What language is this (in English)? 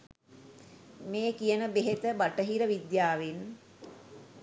Sinhala